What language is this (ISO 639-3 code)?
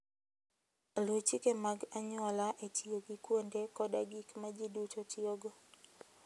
luo